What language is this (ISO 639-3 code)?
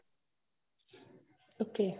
pan